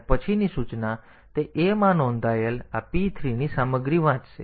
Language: Gujarati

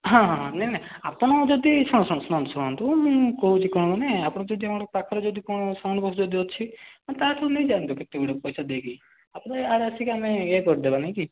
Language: Odia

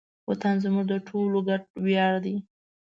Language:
Pashto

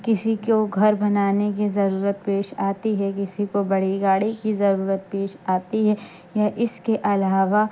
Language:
Urdu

